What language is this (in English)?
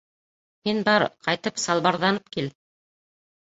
Bashkir